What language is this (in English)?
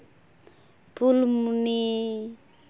Santali